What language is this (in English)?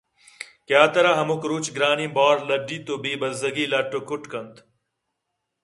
Eastern Balochi